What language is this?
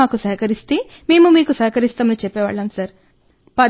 Telugu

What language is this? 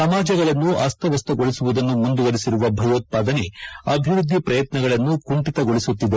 Kannada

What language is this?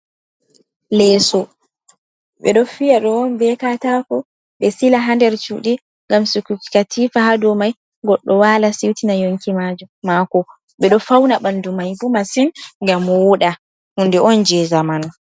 Fula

